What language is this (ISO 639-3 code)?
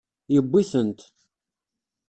kab